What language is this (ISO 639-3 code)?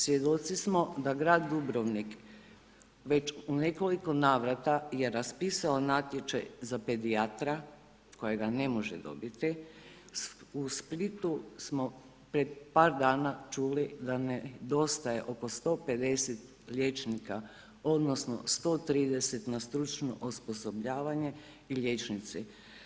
hrv